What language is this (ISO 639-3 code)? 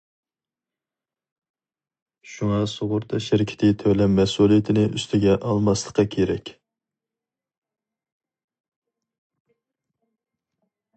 uig